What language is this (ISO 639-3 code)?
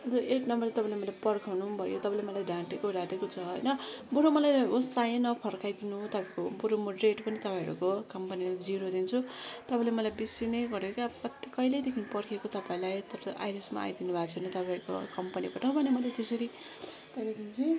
nep